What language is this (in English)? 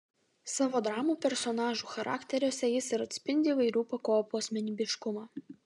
Lithuanian